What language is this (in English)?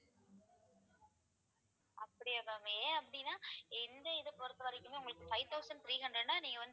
Tamil